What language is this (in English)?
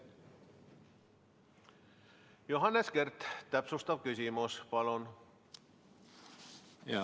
Estonian